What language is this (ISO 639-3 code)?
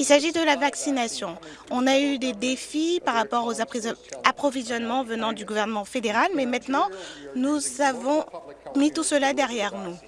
fra